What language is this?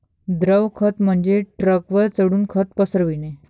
Marathi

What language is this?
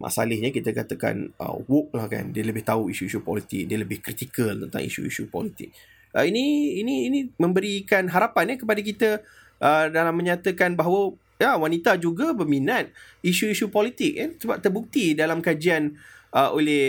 Malay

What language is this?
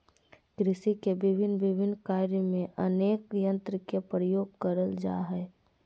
Magahi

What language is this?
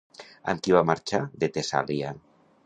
Catalan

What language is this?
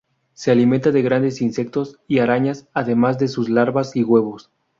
Spanish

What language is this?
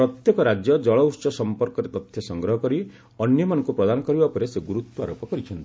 Odia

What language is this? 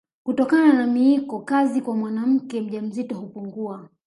Swahili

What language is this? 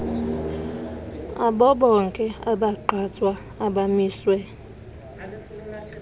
Xhosa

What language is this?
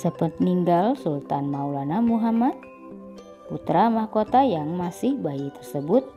Indonesian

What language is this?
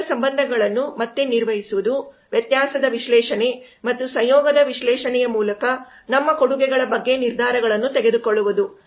Kannada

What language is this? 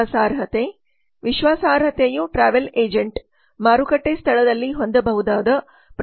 Kannada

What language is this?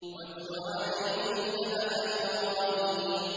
Arabic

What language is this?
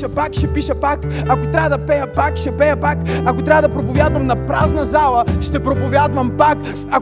Bulgarian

